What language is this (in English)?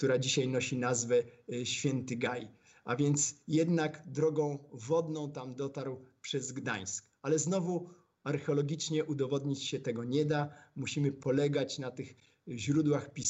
Polish